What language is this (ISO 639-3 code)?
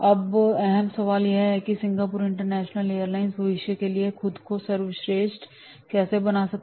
hin